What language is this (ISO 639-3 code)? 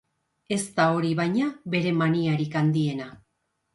eus